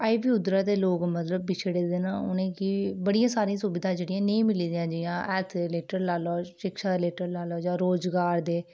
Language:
Dogri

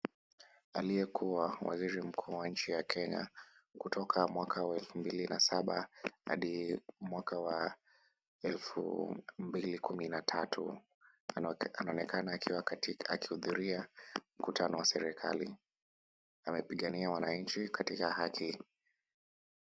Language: Swahili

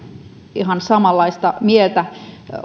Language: Finnish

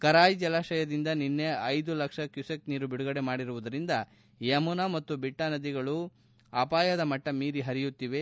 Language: Kannada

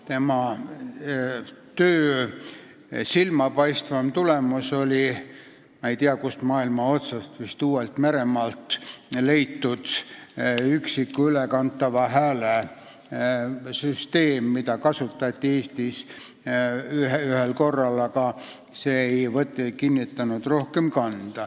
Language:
Estonian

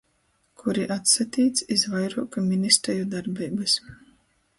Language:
Latgalian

